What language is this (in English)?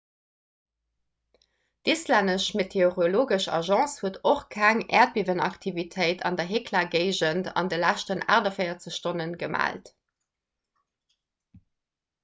Luxembourgish